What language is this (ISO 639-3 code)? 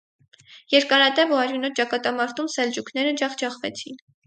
hye